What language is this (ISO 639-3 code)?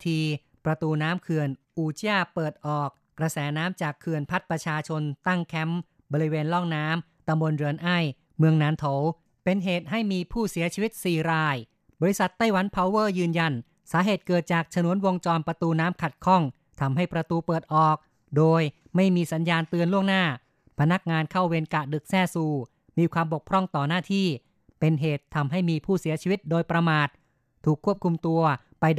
tha